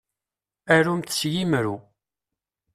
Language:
Kabyle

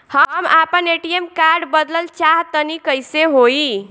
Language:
Bhojpuri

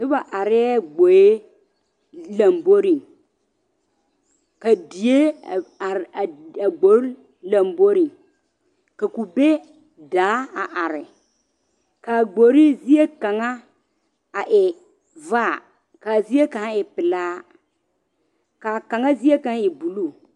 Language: Southern Dagaare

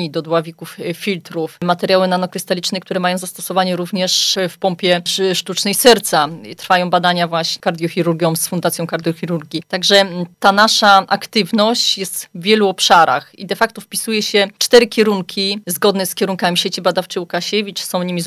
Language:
Polish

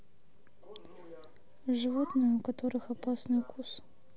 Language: Russian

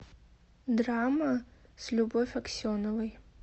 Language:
Russian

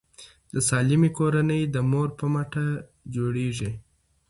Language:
Pashto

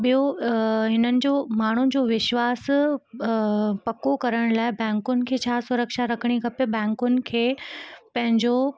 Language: Sindhi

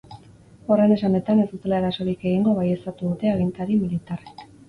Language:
Basque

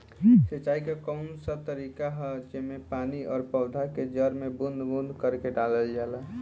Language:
Bhojpuri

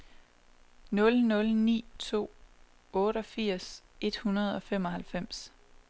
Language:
Danish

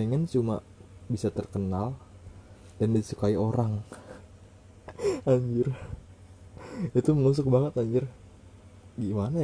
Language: Indonesian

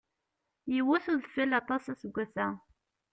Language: Kabyle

